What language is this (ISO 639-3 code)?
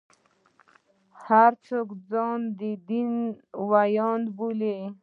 pus